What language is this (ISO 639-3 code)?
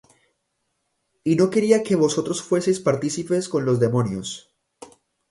spa